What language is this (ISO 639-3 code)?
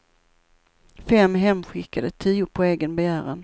swe